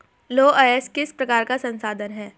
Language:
Hindi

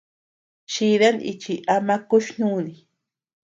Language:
Tepeuxila Cuicatec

